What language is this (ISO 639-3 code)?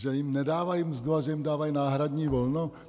ces